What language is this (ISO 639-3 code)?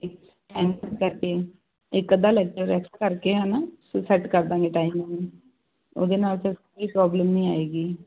pan